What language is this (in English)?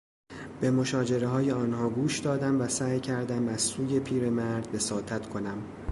Persian